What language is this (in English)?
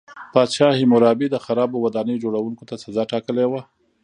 Pashto